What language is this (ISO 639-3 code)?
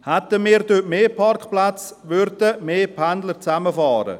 gsw